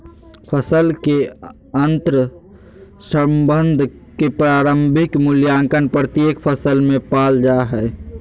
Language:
Magahi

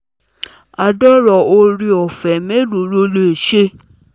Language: Yoruba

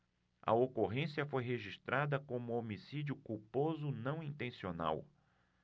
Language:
Portuguese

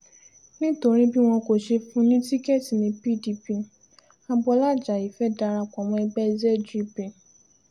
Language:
Yoruba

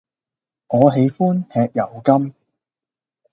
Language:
Cantonese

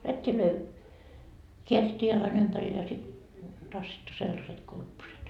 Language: Finnish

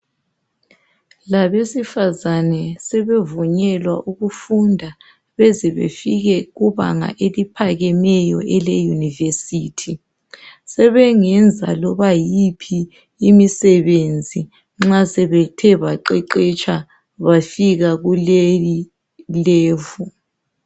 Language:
North Ndebele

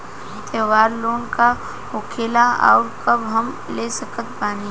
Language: Bhojpuri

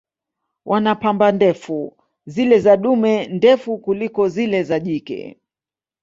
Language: Swahili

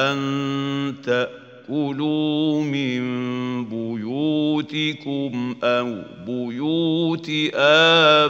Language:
Arabic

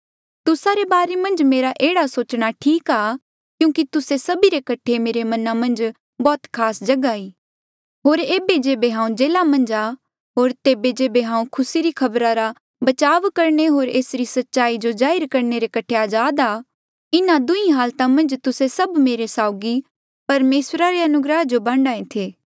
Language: Mandeali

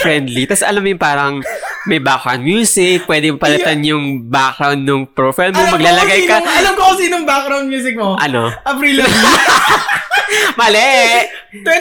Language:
Filipino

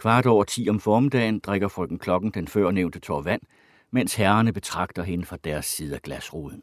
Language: Danish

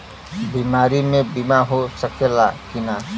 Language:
Bhojpuri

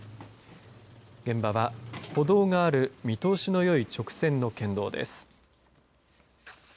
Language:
Japanese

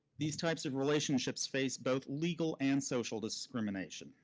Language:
English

